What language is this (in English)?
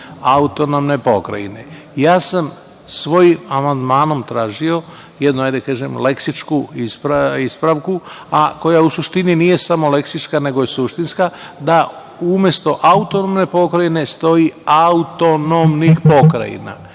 Serbian